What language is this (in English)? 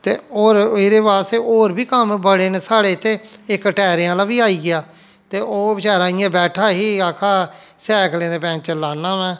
Dogri